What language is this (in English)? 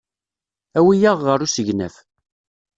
Kabyle